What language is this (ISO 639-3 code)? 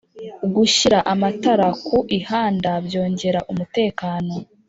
kin